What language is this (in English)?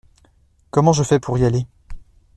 French